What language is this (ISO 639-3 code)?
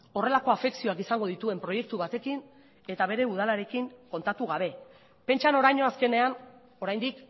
eus